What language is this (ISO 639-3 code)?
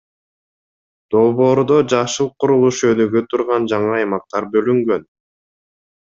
kir